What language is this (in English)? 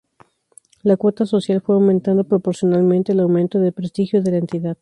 Spanish